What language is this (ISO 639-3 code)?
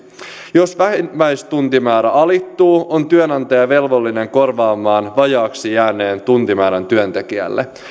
fin